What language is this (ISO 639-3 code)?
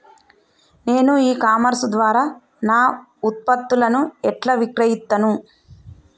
tel